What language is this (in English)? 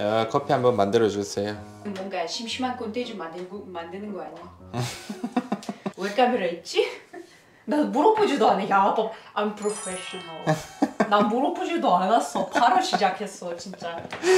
Korean